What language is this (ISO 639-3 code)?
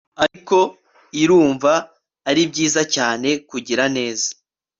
kin